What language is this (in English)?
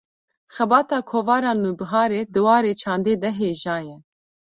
Kurdish